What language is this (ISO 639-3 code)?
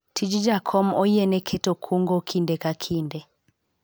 luo